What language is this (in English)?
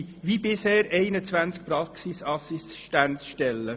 Swiss German